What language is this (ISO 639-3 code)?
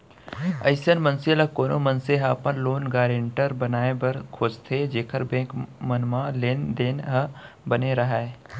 hne